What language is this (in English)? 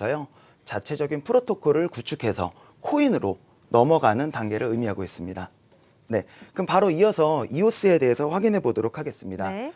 Korean